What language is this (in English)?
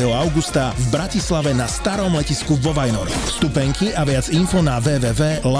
Slovak